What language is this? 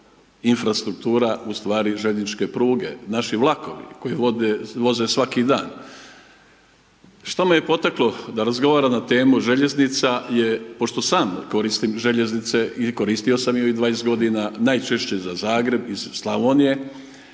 Croatian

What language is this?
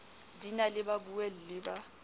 Southern Sotho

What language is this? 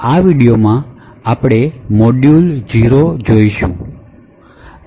Gujarati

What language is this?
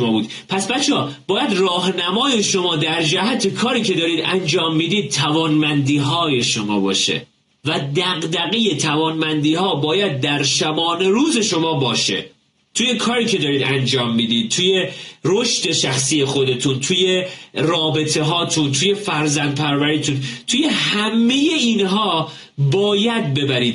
Persian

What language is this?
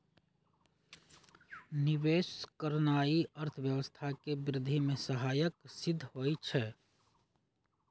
Magahi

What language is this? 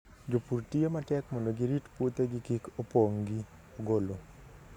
Luo (Kenya and Tanzania)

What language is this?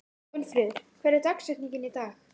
Icelandic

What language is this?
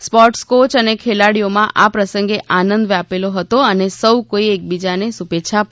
Gujarati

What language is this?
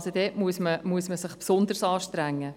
Swiss German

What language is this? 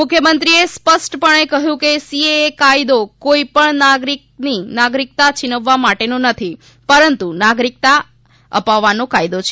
Gujarati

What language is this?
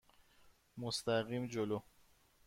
Persian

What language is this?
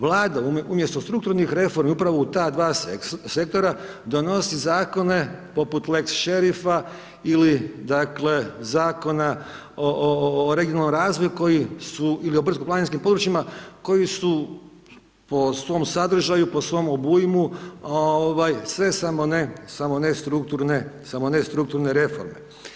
Croatian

